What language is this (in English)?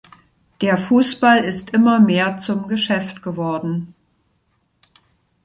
German